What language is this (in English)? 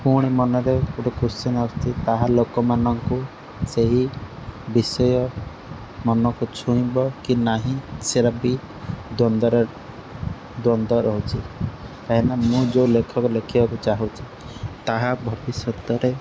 Odia